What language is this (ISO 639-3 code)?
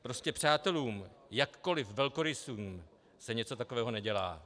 ces